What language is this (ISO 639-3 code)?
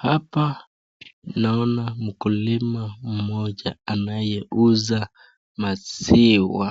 swa